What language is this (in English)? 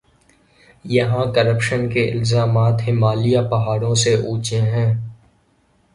Urdu